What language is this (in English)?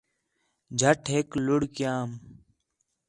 Khetrani